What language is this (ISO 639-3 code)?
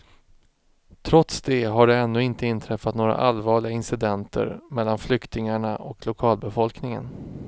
swe